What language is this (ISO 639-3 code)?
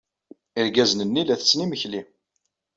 kab